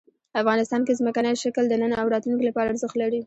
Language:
Pashto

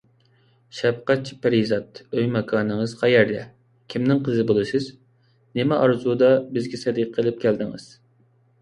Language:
Uyghur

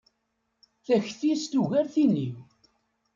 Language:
Kabyle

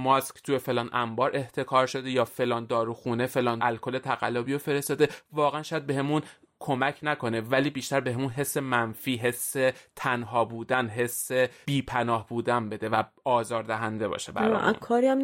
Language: Persian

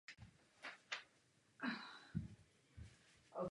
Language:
Czech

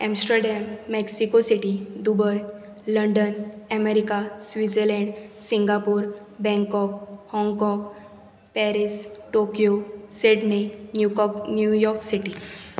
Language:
Konkani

